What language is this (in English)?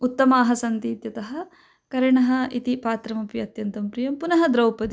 Sanskrit